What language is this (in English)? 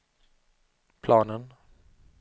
Swedish